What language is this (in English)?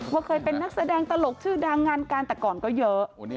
Thai